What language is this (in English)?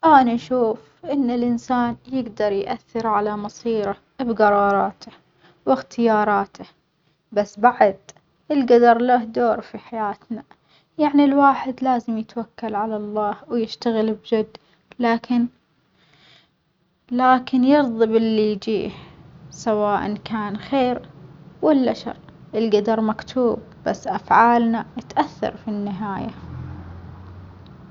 Omani Arabic